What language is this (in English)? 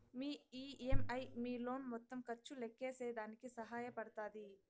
Telugu